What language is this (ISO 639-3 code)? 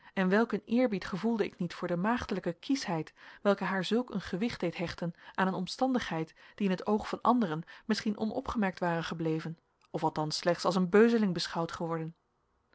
nld